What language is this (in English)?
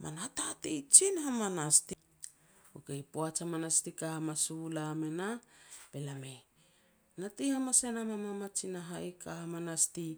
Petats